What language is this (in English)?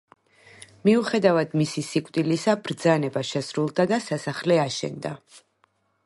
Georgian